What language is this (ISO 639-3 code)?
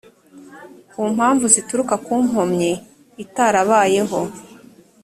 kin